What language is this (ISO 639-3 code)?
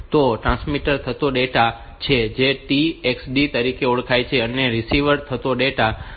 guj